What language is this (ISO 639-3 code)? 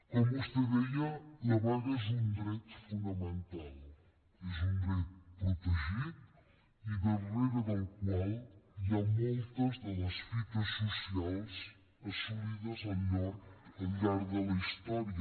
cat